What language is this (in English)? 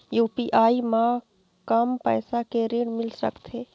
Chhattisgarhi